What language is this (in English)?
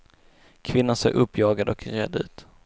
Swedish